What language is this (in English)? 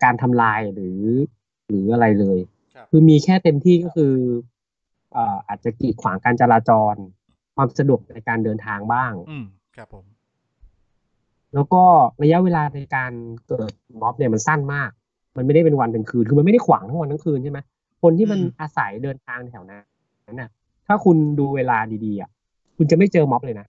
Thai